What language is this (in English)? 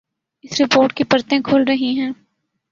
Urdu